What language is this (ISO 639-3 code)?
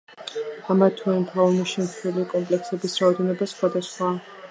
kat